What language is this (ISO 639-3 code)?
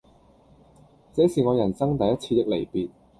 yue